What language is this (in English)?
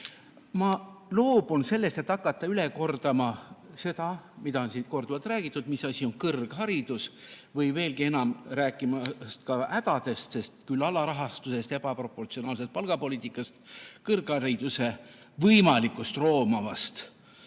Estonian